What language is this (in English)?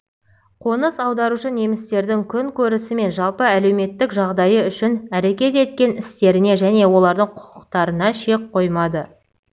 Kazakh